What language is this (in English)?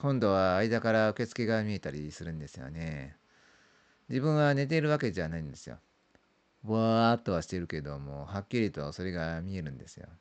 Japanese